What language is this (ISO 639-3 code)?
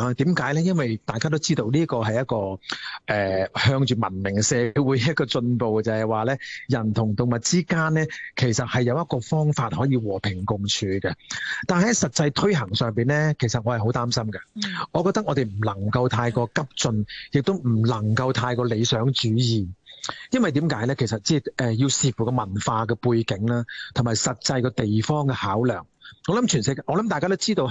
zho